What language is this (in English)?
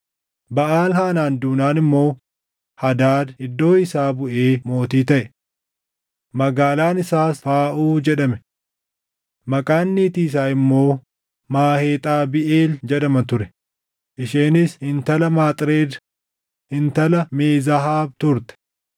Oromo